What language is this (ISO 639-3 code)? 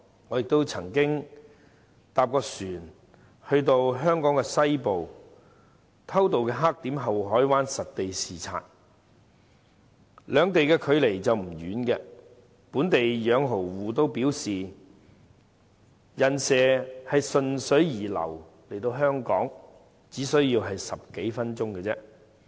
yue